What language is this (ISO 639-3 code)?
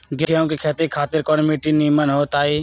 mag